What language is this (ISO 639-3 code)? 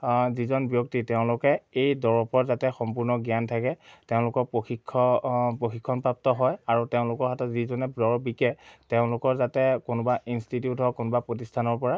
asm